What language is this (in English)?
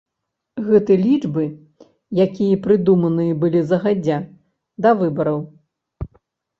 Belarusian